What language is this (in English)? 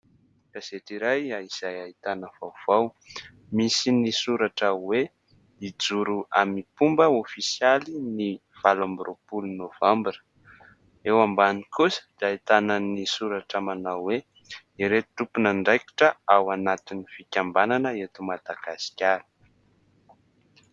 Malagasy